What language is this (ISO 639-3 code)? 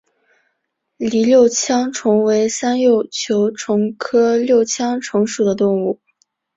zho